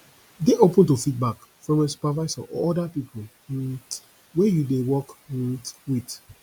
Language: Nigerian Pidgin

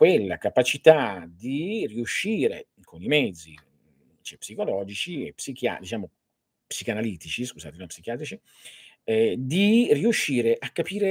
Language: Italian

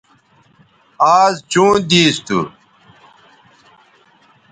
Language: Bateri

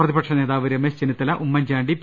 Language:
Malayalam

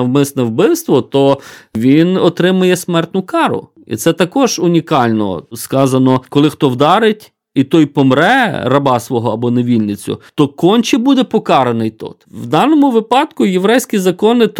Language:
Ukrainian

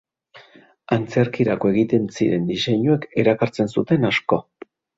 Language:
Basque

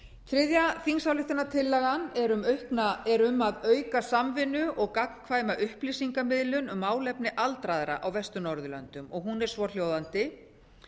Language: Icelandic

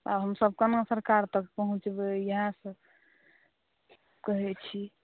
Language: Maithili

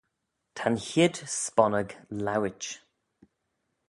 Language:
Manx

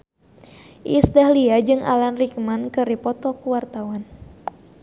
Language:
Sundanese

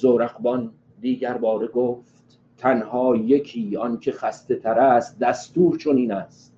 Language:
Persian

